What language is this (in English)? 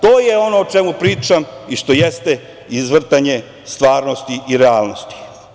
Serbian